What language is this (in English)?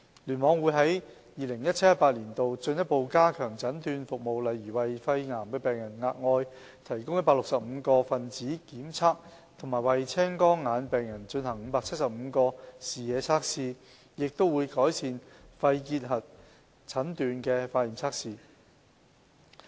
Cantonese